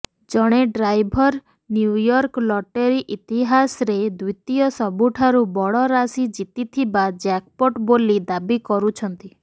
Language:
Odia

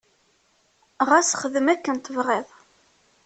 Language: Kabyle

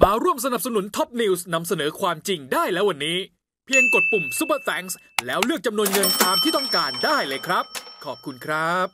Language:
Thai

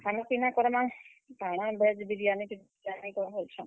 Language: Odia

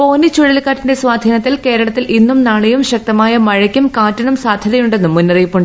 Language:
Malayalam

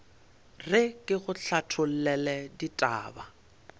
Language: Northern Sotho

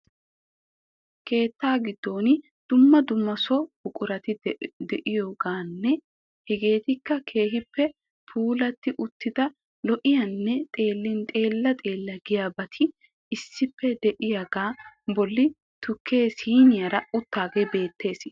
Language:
Wolaytta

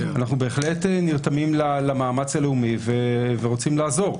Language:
Hebrew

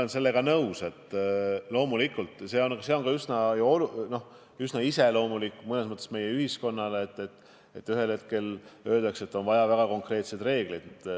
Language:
Estonian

